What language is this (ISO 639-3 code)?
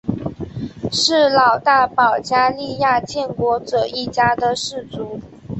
zho